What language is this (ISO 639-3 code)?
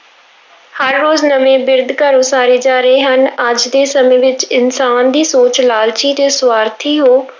pan